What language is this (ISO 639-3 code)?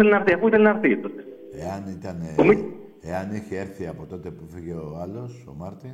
ell